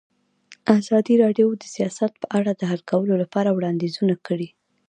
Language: Pashto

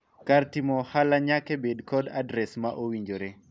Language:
Luo (Kenya and Tanzania)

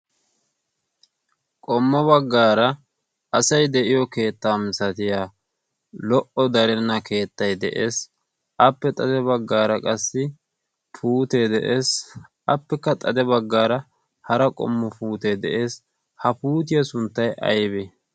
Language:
Wolaytta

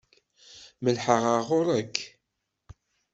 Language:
Kabyle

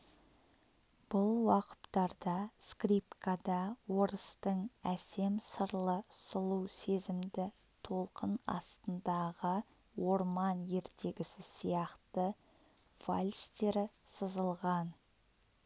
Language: Kazakh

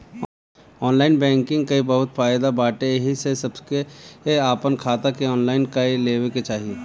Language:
Bhojpuri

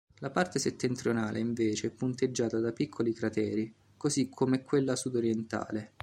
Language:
Italian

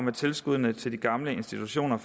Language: Danish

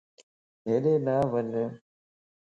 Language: Lasi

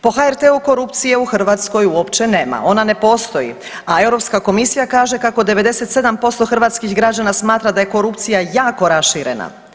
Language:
Croatian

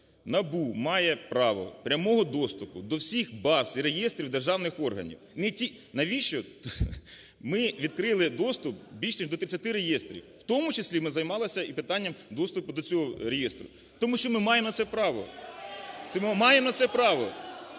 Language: Ukrainian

